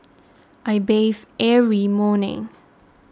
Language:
English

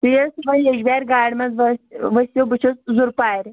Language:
Kashmiri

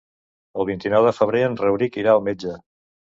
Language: Catalan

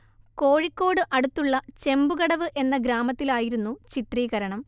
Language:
Malayalam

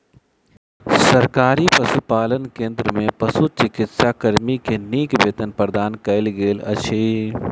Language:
Maithili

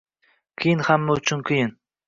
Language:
Uzbek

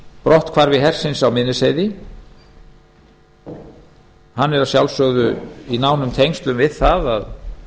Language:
Icelandic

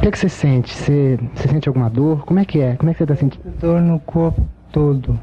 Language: Portuguese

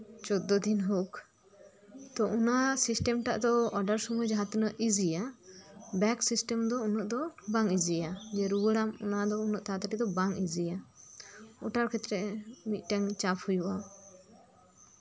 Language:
Santali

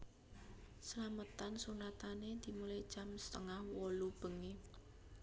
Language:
Javanese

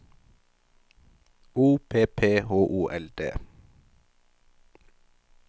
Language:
Norwegian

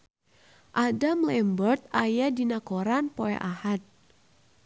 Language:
Sundanese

